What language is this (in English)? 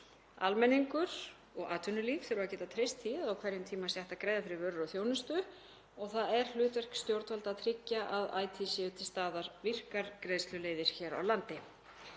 Icelandic